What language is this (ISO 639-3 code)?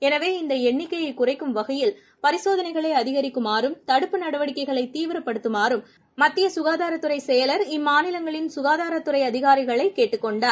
tam